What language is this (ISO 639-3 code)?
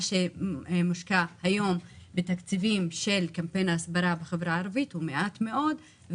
heb